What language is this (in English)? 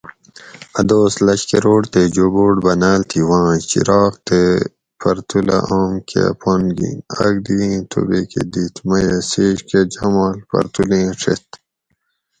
Gawri